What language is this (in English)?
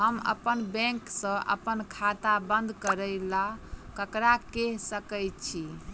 Maithili